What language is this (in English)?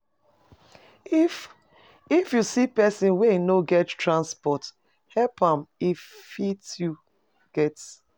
Nigerian Pidgin